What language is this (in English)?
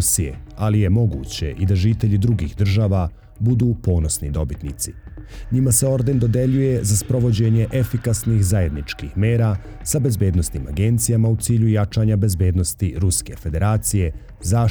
Croatian